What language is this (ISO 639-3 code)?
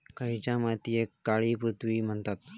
mar